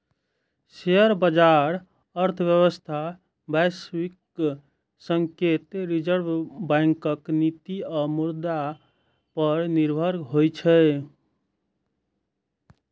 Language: Maithili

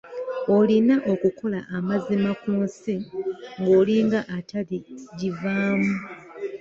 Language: Ganda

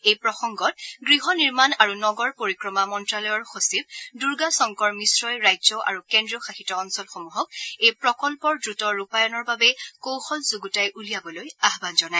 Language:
Assamese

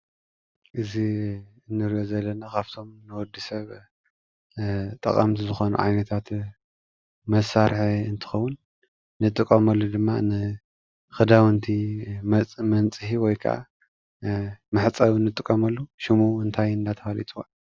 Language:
Tigrinya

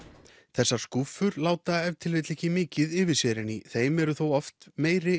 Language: Icelandic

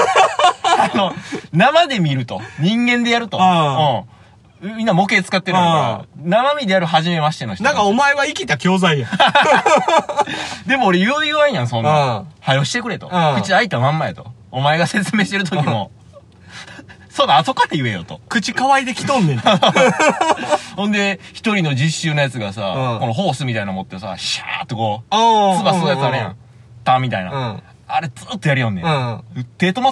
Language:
Japanese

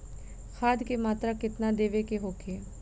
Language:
Bhojpuri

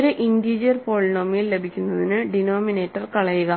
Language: Malayalam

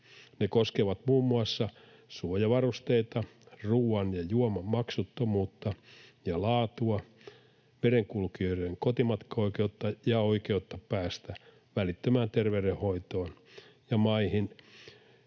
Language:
Finnish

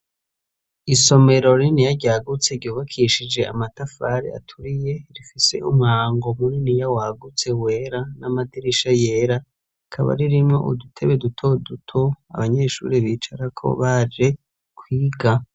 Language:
Rundi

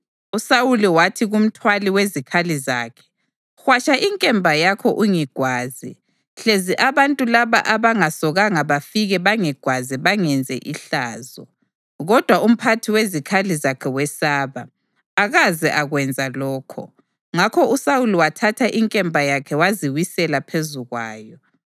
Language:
North Ndebele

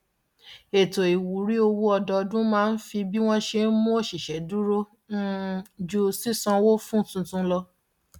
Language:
Yoruba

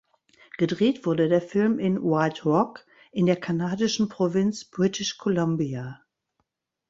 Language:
German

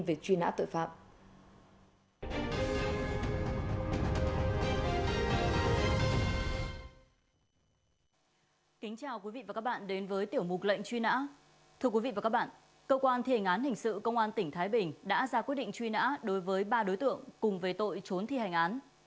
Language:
Vietnamese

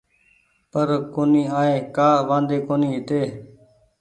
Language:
Goaria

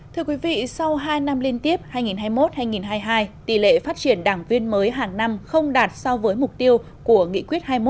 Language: Vietnamese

